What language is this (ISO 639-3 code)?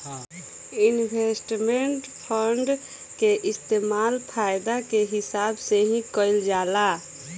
bho